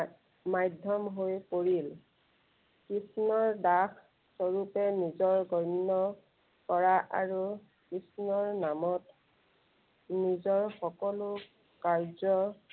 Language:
Assamese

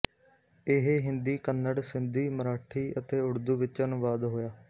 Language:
Punjabi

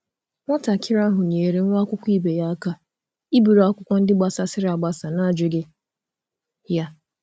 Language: Igbo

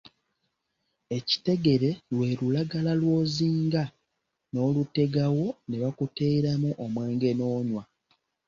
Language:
Ganda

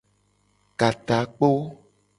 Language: Gen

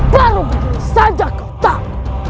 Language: Indonesian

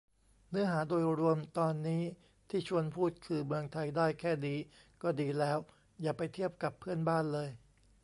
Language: Thai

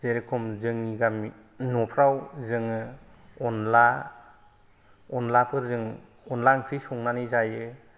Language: Bodo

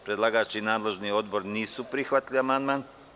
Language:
Serbian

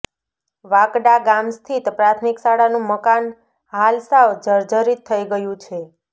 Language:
Gujarati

